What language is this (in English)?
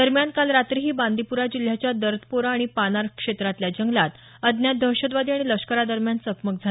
Marathi